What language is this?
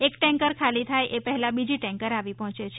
Gujarati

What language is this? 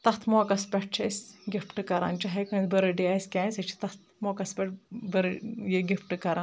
Kashmiri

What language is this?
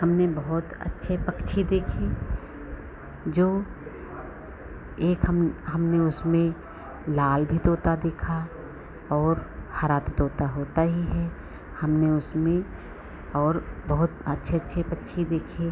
Hindi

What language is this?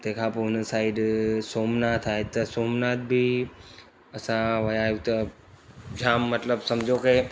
Sindhi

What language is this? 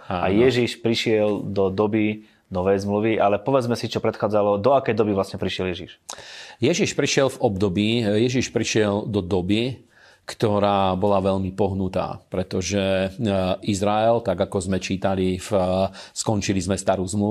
Slovak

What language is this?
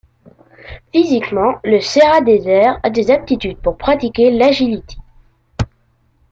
French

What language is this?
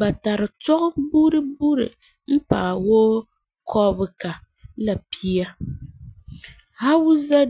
Frafra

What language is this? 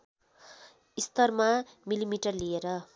Nepali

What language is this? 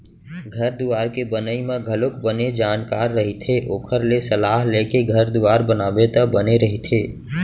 Chhattisgarhi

